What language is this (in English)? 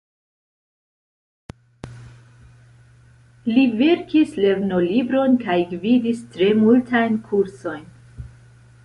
Esperanto